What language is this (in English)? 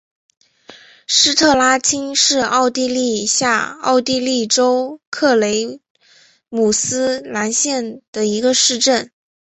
Chinese